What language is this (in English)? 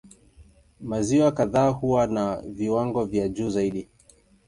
Swahili